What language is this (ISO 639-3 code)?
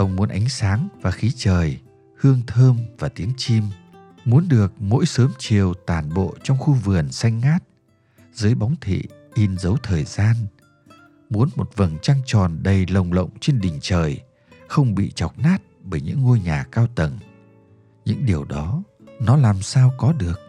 vie